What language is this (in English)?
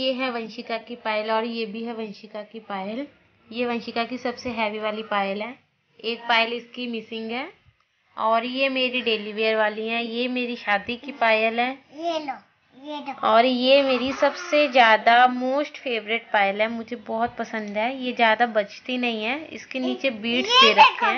Hindi